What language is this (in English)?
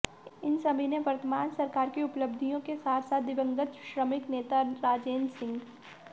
Hindi